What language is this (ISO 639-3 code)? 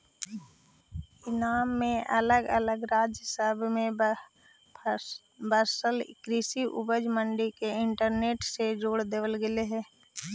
mag